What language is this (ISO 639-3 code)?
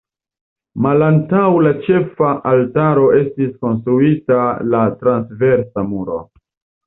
epo